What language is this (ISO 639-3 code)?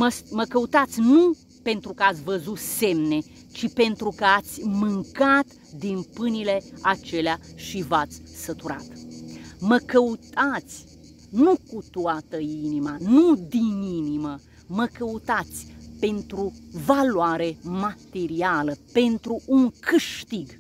ron